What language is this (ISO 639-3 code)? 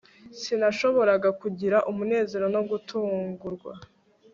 kin